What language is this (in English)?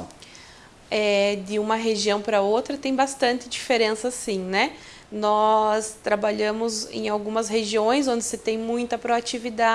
Portuguese